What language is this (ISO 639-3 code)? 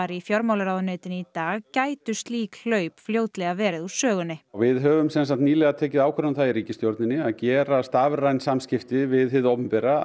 isl